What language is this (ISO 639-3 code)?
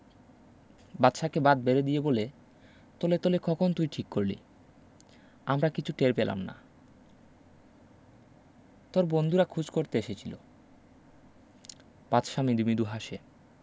ben